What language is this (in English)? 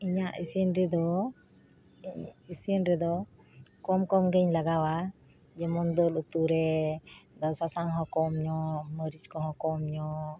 Santali